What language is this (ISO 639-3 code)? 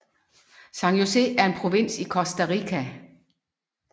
dan